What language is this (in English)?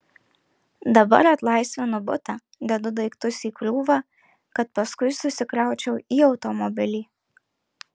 Lithuanian